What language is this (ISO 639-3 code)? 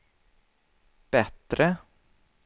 swe